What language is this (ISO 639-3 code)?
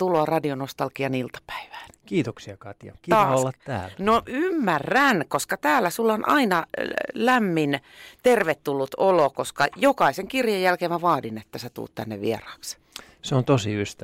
fin